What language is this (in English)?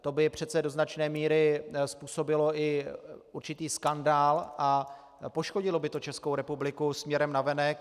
Czech